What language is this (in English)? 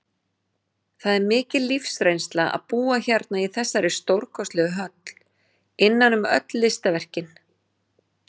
Icelandic